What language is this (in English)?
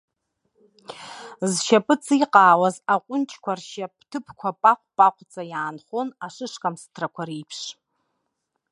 Abkhazian